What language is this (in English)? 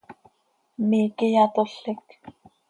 Seri